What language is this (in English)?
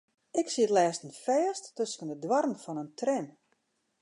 Western Frisian